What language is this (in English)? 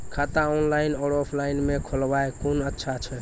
Maithili